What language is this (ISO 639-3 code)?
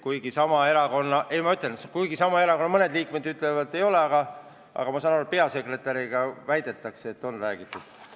est